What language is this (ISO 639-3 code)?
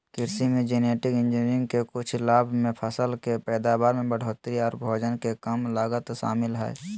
mag